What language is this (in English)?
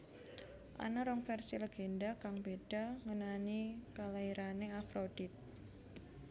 Javanese